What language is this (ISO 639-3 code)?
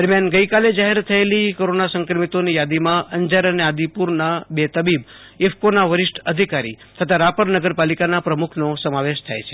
guj